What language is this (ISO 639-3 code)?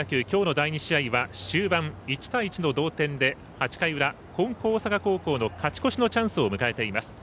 jpn